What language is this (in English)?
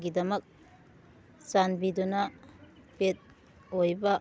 Manipuri